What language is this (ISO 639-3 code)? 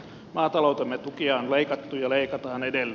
fin